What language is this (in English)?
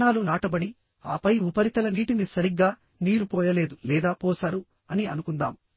Telugu